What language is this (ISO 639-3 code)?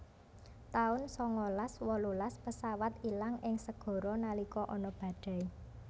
jav